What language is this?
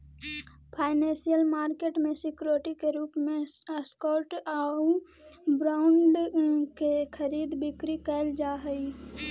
Magahi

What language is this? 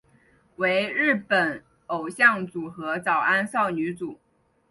Chinese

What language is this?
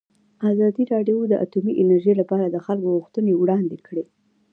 Pashto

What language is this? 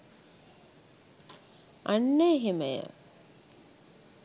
Sinhala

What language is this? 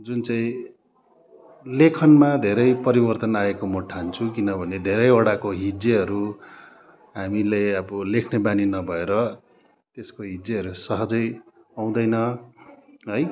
Nepali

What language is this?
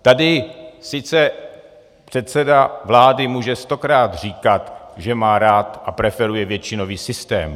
Czech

